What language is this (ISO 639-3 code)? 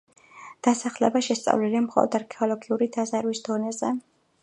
kat